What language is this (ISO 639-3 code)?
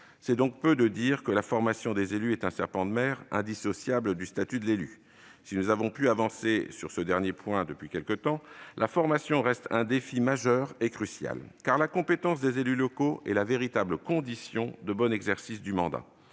fra